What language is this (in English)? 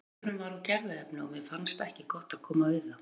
Icelandic